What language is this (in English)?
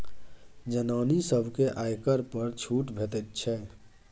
Maithili